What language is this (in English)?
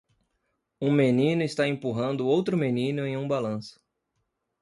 Portuguese